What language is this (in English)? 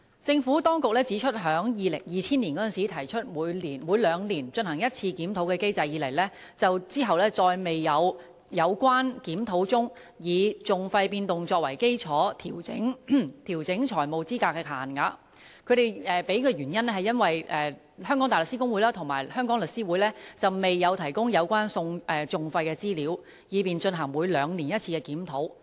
Cantonese